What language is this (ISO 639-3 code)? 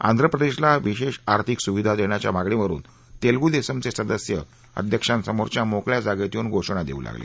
mar